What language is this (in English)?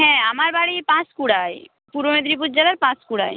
Bangla